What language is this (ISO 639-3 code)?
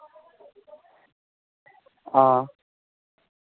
doi